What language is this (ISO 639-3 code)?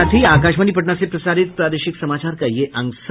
hin